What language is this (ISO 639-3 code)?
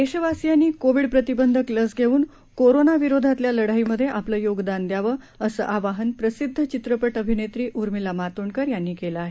mar